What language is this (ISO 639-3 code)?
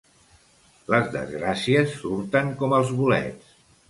cat